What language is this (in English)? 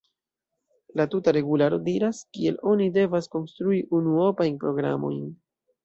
Esperanto